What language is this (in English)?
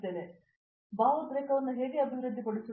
Kannada